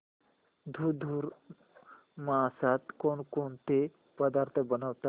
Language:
Marathi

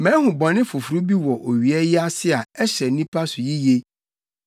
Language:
Akan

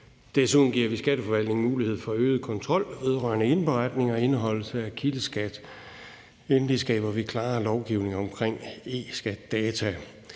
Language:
Danish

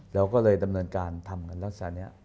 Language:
Thai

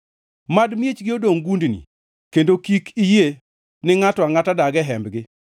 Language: Luo (Kenya and Tanzania)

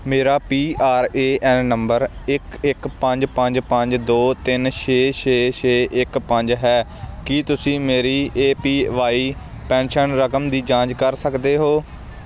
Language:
Punjabi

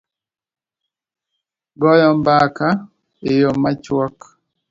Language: Luo (Kenya and Tanzania)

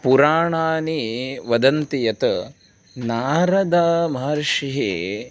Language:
Sanskrit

